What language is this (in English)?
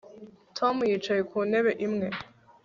Kinyarwanda